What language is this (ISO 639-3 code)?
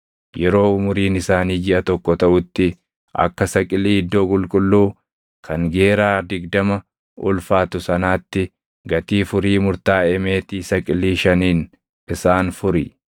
orm